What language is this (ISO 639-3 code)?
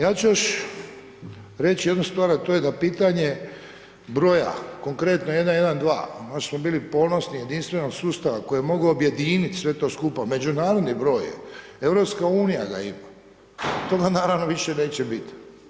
hrv